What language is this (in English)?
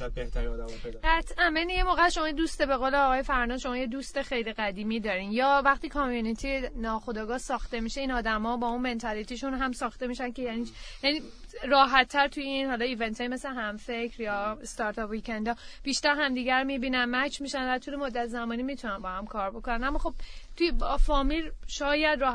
Persian